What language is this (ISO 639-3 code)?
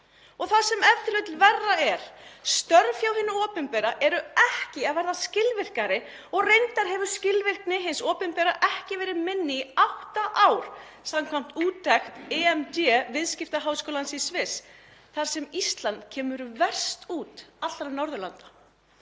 isl